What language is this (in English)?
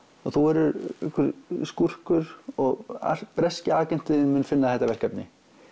Icelandic